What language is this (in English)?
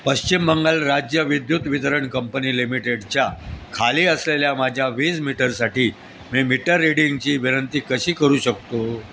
Marathi